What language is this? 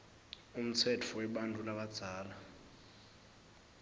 Swati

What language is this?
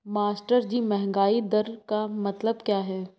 Hindi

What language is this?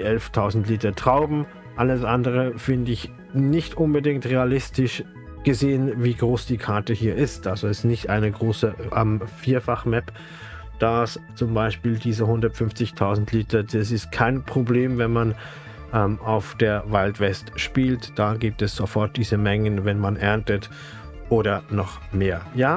German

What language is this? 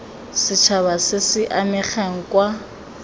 Tswana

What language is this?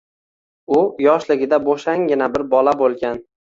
Uzbek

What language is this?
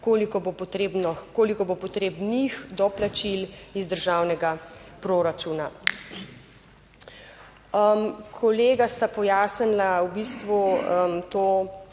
Slovenian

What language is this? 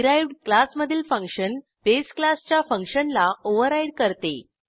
Marathi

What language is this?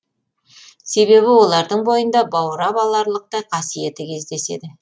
Kazakh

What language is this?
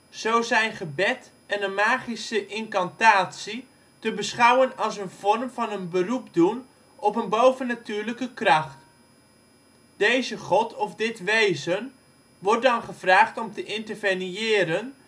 Dutch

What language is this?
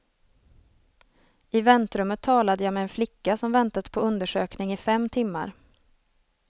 Swedish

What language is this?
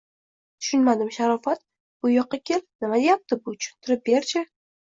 Uzbek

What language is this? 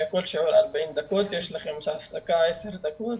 Hebrew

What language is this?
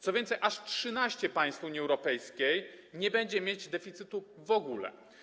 Polish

